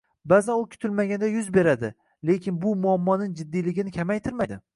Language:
Uzbek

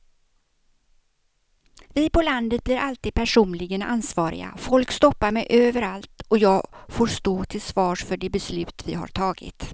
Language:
Swedish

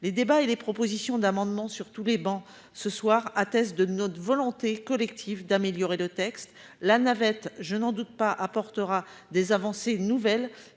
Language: French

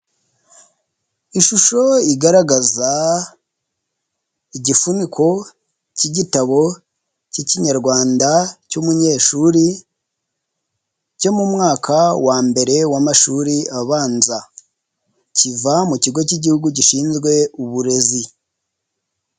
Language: Kinyarwanda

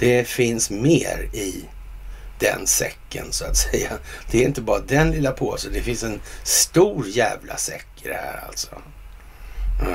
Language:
Swedish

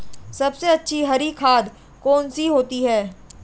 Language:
Hindi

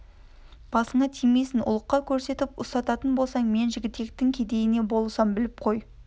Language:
Kazakh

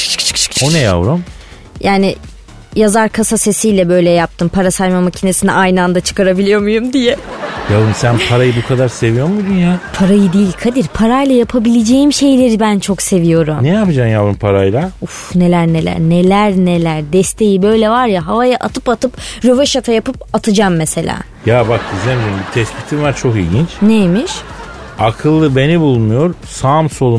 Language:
Turkish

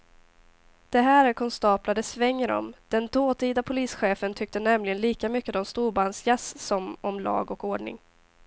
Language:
Swedish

